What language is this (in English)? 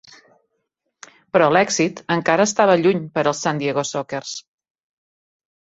Catalan